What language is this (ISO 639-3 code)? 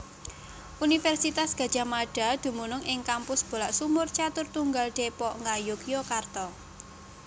jav